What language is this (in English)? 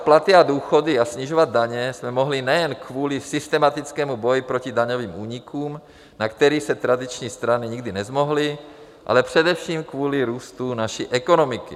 Czech